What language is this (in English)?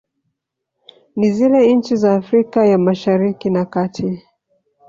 Swahili